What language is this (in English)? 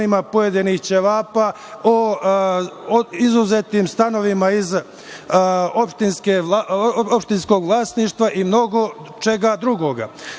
Serbian